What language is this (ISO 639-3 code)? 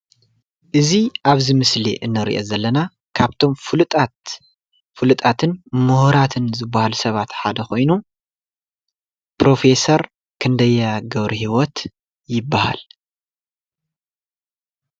tir